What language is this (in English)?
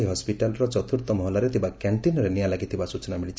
Odia